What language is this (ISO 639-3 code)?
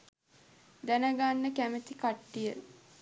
sin